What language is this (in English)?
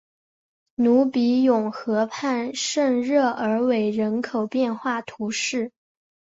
Chinese